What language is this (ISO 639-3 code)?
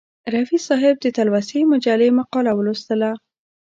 pus